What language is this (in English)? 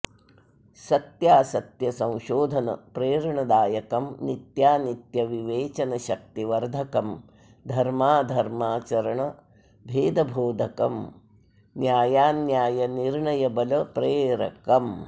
Sanskrit